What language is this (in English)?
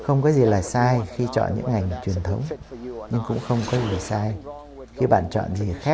Vietnamese